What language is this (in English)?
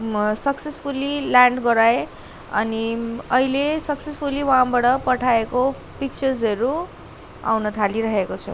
Nepali